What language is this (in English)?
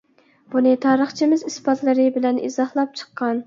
Uyghur